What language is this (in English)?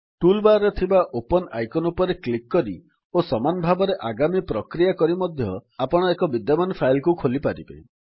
Odia